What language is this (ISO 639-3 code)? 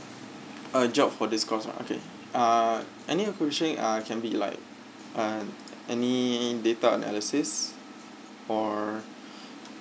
eng